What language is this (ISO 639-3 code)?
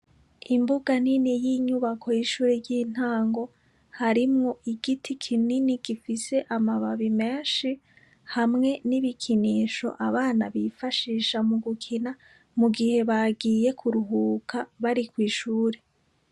run